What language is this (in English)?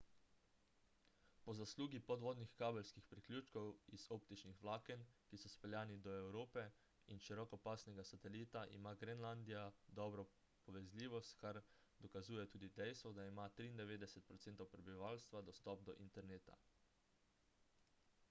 Slovenian